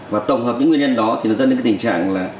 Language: Vietnamese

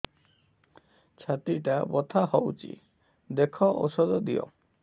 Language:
Odia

